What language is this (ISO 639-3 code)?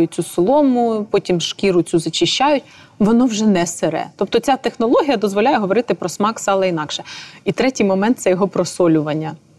ukr